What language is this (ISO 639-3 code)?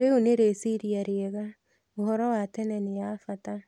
kik